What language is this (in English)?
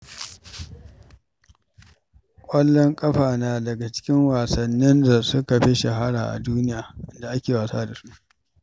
Hausa